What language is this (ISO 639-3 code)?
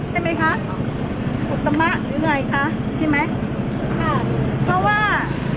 tha